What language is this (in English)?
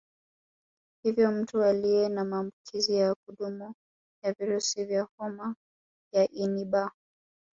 Swahili